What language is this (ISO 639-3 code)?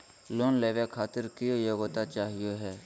mag